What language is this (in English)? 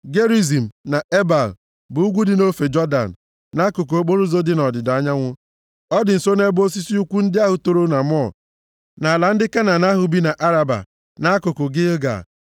Igbo